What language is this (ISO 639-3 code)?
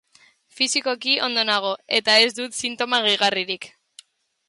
eus